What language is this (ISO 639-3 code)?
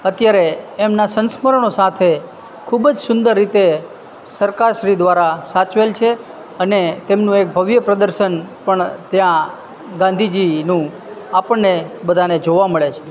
guj